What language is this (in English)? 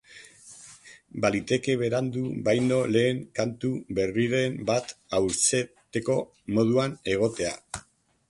Basque